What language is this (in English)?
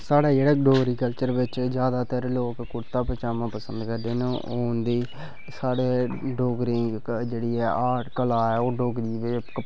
Dogri